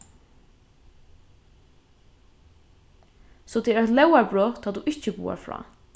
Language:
Faroese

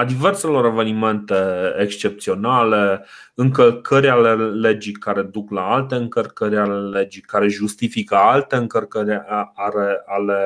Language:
Romanian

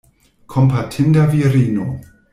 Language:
Esperanto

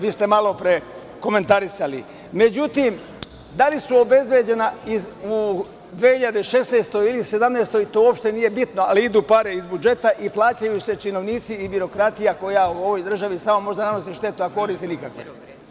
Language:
Serbian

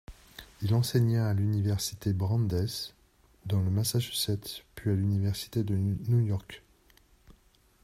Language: French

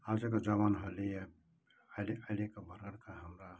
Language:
Nepali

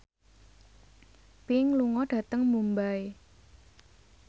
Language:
Javanese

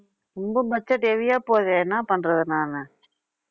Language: Tamil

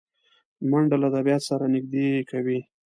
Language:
Pashto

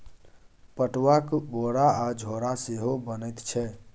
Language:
Maithili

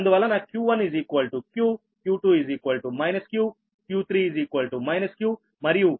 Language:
Telugu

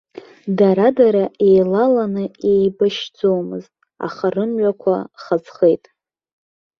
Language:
Abkhazian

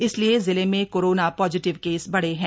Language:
Hindi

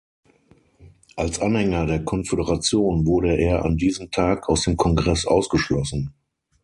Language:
German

